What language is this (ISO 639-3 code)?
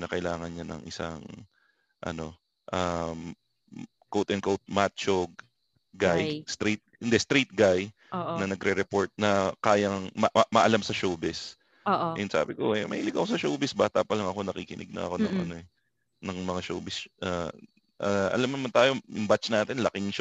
fil